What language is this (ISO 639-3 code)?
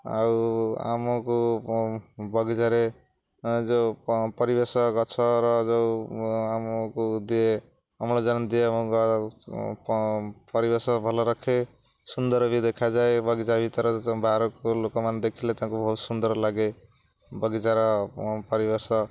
ori